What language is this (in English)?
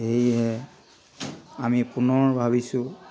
Assamese